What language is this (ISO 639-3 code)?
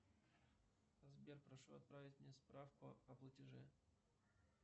rus